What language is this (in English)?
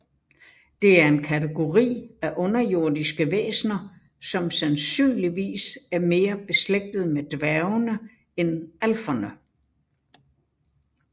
Danish